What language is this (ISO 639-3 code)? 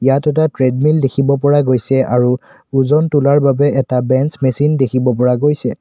asm